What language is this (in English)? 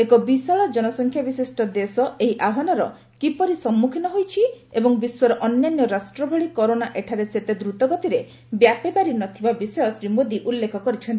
Odia